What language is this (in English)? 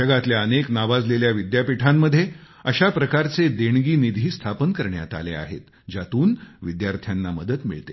Marathi